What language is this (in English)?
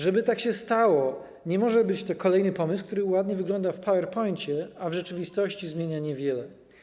Polish